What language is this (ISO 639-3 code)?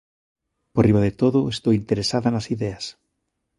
glg